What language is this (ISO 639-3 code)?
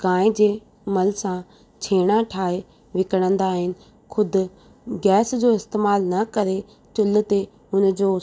snd